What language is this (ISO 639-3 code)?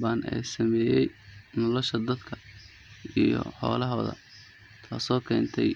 som